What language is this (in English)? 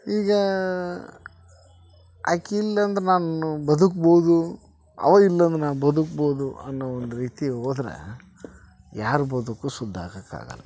Kannada